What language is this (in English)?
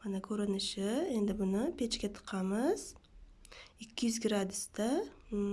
Turkish